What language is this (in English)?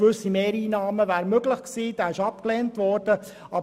Swiss German